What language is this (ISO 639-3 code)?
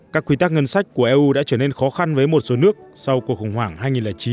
vie